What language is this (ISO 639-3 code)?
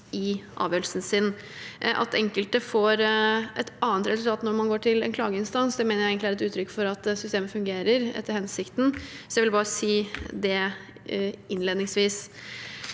nor